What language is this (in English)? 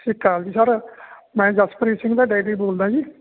Punjabi